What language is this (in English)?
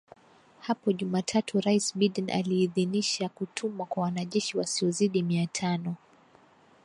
Swahili